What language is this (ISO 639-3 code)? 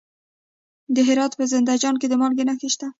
pus